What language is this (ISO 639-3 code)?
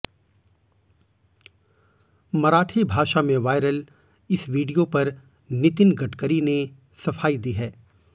hin